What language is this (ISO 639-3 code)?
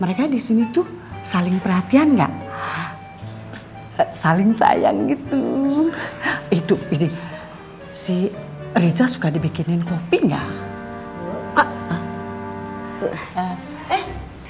ind